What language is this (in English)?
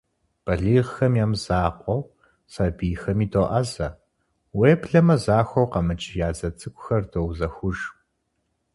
Kabardian